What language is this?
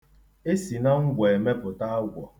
Igbo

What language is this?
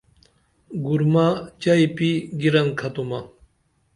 Dameli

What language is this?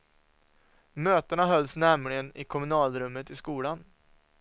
Swedish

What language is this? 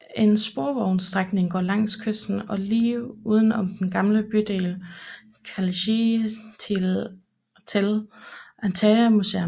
Danish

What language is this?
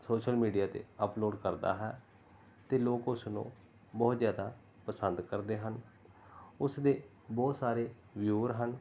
Punjabi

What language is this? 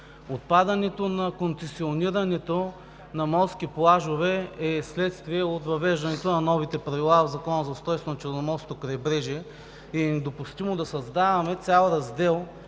Bulgarian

